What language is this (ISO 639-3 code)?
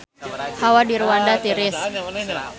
sun